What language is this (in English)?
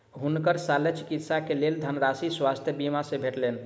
Maithili